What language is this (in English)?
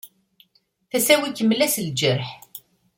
Kabyle